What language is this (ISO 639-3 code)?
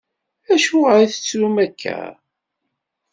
kab